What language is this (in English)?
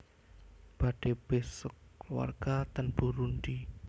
Javanese